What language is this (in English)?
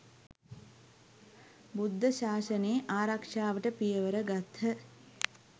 Sinhala